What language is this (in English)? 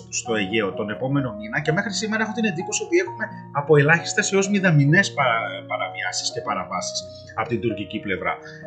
Greek